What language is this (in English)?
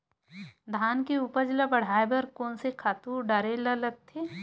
Chhattisgarhi